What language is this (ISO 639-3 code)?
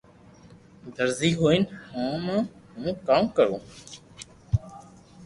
lrk